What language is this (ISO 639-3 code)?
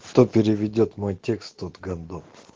rus